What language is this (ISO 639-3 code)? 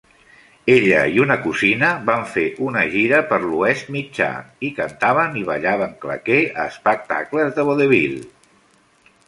cat